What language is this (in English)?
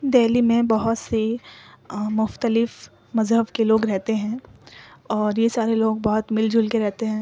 Urdu